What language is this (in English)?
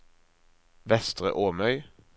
Norwegian